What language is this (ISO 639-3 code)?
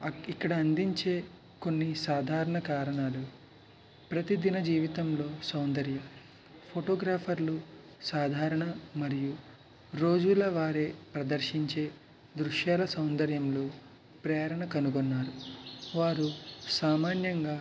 tel